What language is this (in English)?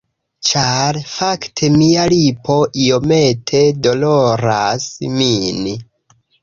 Esperanto